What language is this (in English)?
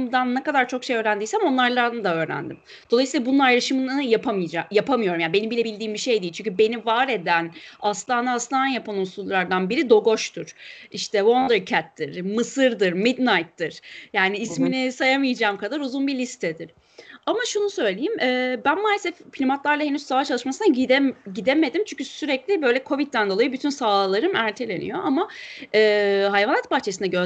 Turkish